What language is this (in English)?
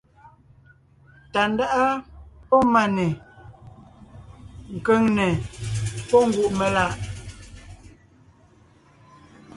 Ngiemboon